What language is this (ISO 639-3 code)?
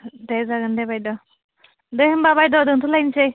brx